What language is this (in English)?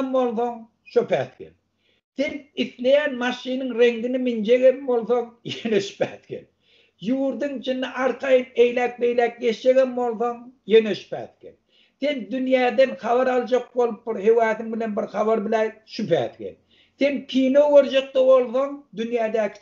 Turkish